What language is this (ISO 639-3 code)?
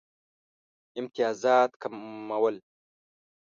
pus